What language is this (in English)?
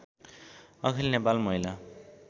Nepali